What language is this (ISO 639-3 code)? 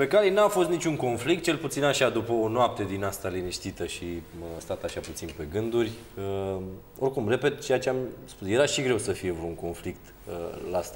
ron